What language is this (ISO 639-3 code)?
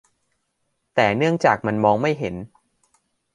tha